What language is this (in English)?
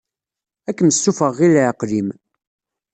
Kabyle